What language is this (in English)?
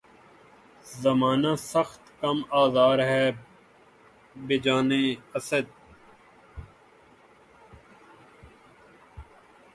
Urdu